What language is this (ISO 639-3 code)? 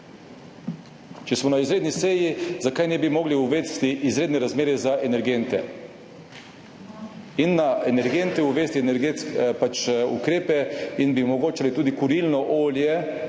slv